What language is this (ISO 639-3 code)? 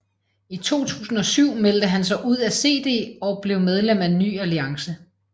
dan